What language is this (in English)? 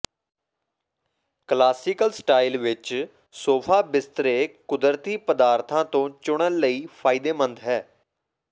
Punjabi